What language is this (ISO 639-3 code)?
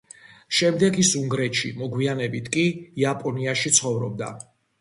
kat